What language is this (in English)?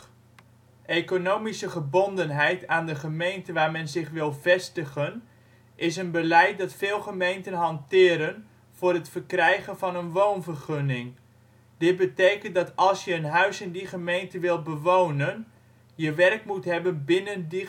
Dutch